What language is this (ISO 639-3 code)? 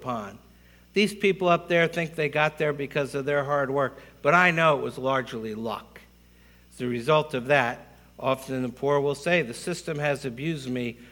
eng